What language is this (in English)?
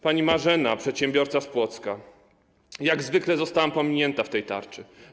Polish